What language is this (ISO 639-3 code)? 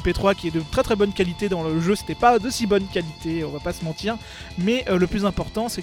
fra